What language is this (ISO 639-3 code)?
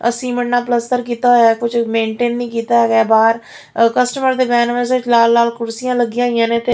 pan